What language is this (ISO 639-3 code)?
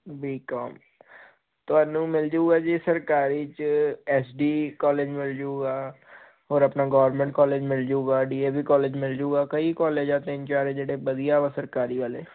pan